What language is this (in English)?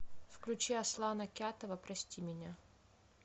Russian